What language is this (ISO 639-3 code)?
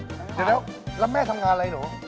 tha